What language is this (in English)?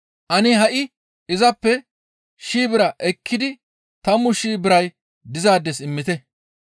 Gamo